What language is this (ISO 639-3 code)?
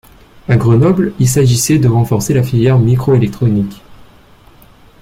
fra